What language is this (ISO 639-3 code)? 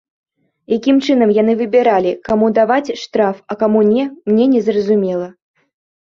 bel